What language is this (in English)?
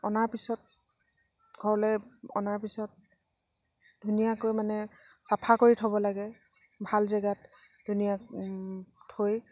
Assamese